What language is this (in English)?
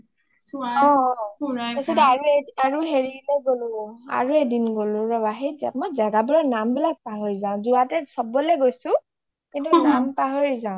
Assamese